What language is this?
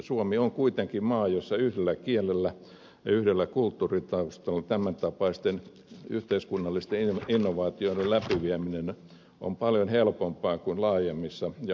Finnish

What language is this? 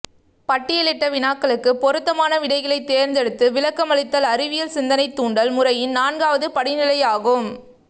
Tamil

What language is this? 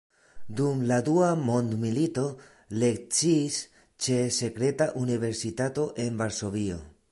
Esperanto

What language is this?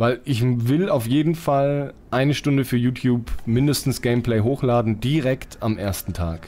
German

